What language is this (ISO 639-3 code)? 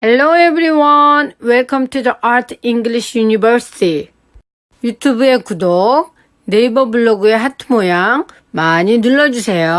kor